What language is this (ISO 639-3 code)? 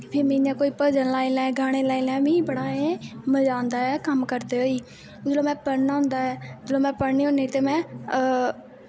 doi